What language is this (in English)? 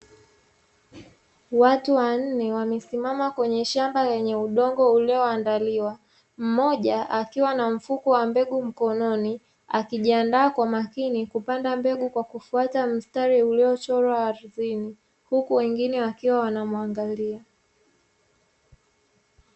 Swahili